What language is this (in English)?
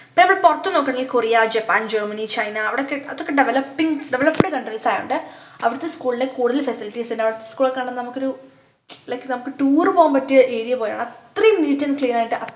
Malayalam